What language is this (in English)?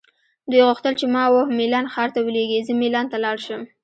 Pashto